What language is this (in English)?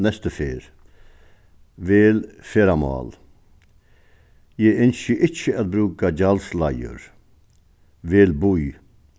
Faroese